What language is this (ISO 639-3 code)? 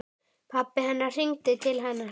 isl